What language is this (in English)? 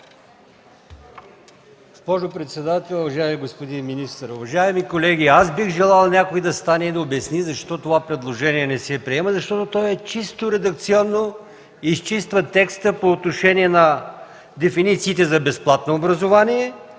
Bulgarian